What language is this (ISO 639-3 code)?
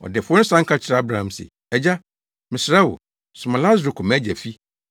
aka